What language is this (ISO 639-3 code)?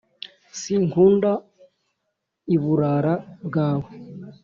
kin